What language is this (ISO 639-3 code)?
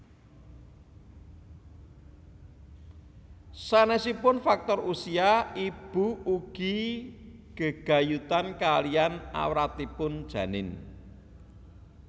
jav